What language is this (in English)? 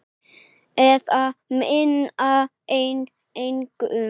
Icelandic